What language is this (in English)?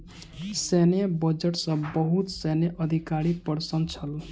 Maithili